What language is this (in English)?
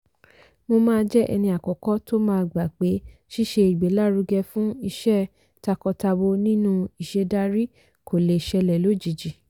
Yoruba